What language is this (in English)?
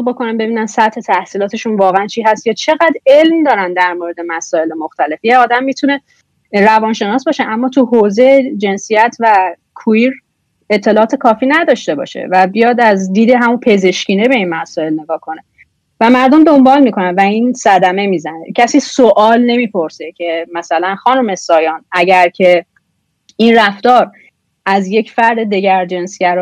Persian